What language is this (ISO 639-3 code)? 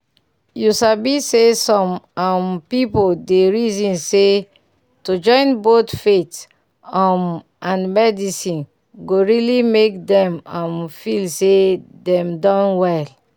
pcm